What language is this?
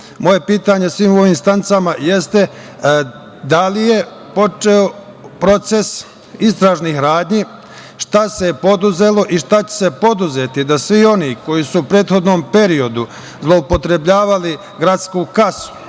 Serbian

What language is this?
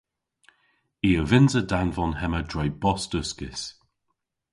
Cornish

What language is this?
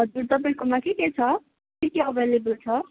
Nepali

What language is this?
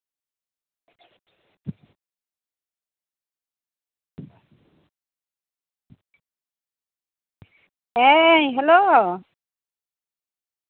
Santali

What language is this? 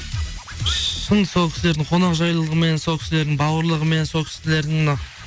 Kazakh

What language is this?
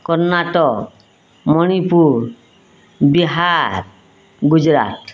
Odia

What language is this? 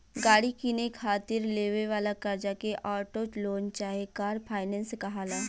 Bhojpuri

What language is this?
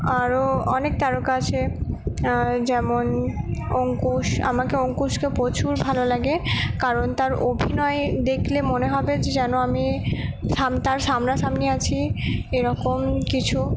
Bangla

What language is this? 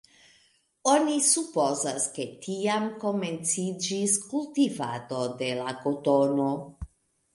Esperanto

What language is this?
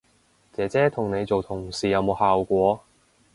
Cantonese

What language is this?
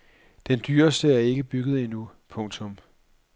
Danish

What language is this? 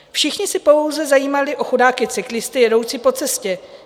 Czech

